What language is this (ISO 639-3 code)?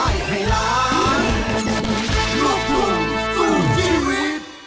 tha